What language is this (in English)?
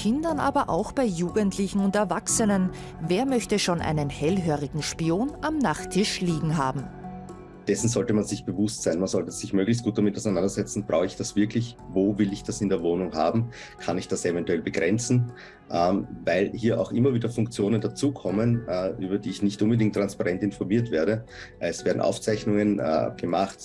German